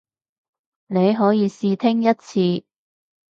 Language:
Cantonese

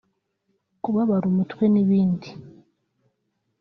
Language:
Kinyarwanda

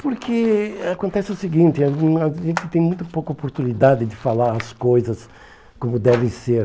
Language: Portuguese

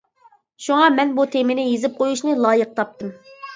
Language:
Uyghur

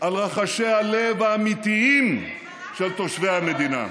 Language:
Hebrew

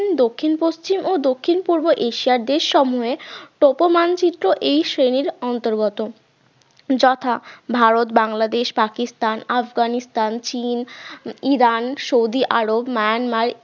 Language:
Bangla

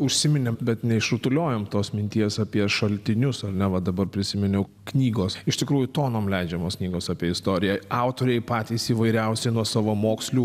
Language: Lithuanian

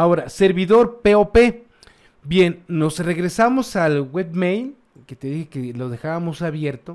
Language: Spanish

